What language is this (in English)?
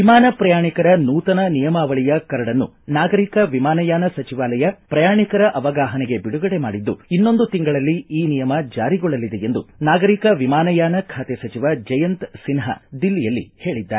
Kannada